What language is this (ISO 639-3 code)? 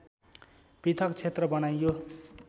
nep